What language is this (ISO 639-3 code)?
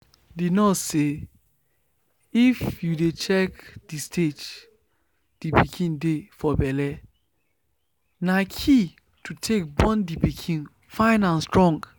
pcm